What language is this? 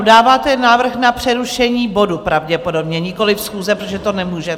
Czech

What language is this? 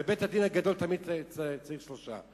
Hebrew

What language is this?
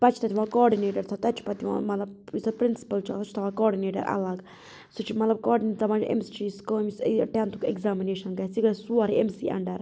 Kashmiri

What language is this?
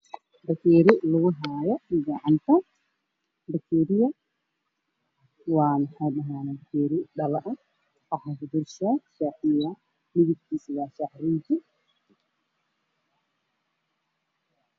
Somali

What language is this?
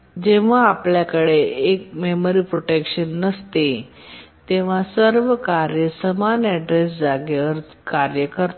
Marathi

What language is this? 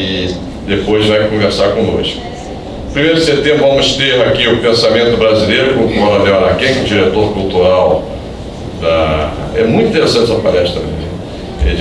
Portuguese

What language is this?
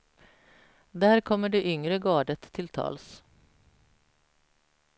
Swedish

